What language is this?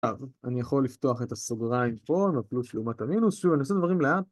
Hebrew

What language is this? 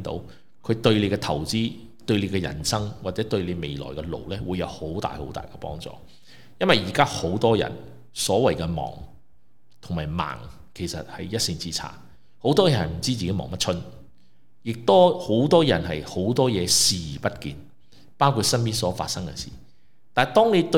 Chinese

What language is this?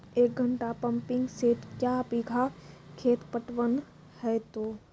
Maithili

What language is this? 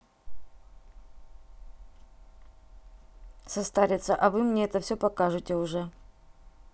Russian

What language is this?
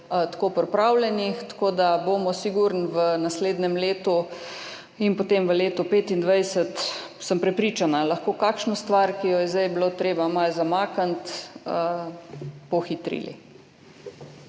Slovenian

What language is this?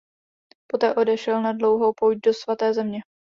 Czech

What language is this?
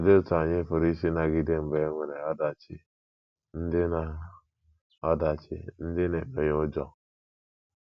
Igbo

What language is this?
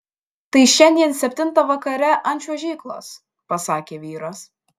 Lithuanian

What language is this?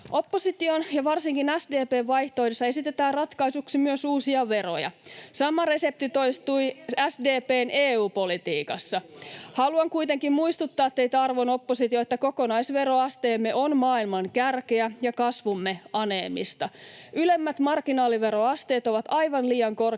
Finnish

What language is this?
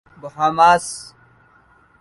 Urdu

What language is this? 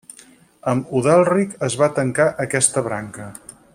Catalan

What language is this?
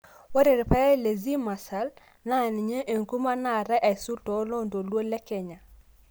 Masai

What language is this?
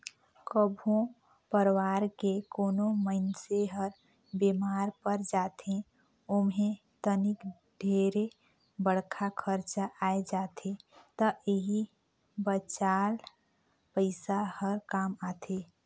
Chhattisgarhi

